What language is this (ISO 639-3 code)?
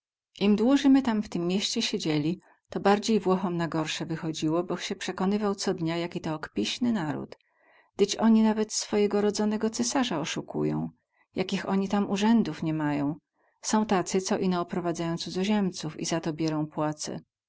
pol